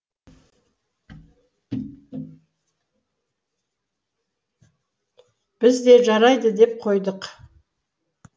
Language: Kazakh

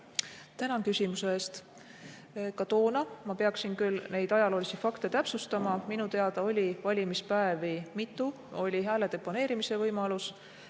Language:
Estonian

